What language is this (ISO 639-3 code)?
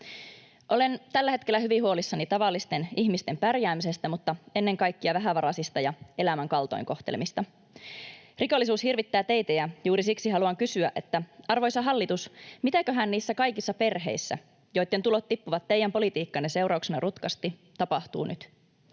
fin